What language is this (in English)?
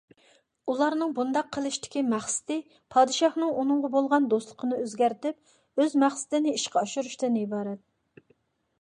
Uyghur